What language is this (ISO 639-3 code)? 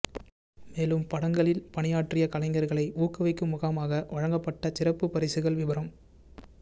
tam